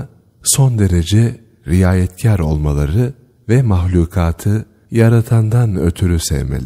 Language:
Turkish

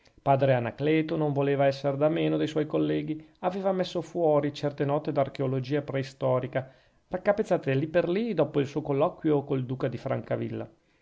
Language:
Italian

